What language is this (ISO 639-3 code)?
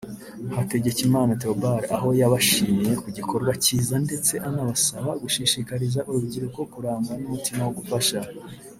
kin